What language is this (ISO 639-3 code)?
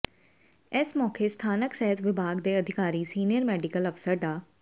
pan